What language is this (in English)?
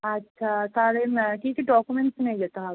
Bangla